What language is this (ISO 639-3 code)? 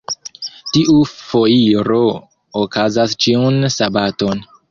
epo